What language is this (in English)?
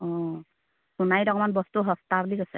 Assamese